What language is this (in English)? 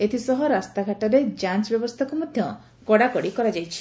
Odia